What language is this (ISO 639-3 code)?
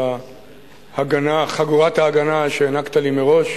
heb